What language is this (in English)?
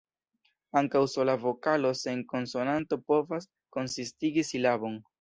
Esperanto